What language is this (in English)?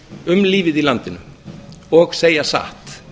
Icelandic